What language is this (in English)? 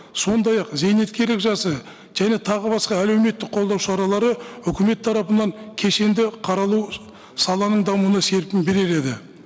Kazakh